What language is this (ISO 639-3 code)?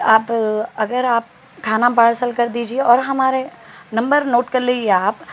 urd